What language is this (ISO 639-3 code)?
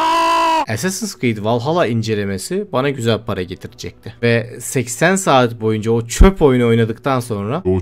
tur